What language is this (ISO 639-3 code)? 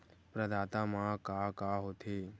hne